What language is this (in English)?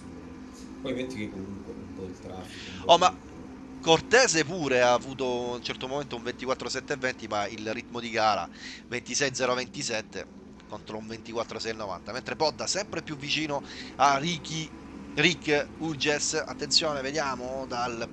Italian